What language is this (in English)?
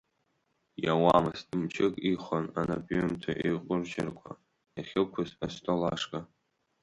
Abkhazian